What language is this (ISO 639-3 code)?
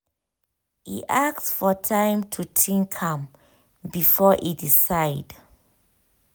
pcm